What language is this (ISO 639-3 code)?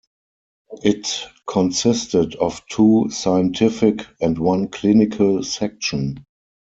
eng